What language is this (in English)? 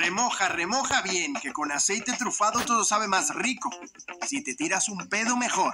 Spanish